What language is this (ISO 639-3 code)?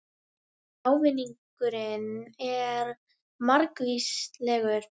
isl